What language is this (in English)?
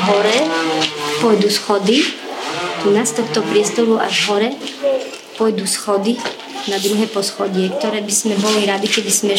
Slovak